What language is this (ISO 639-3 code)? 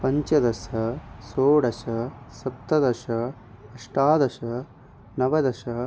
san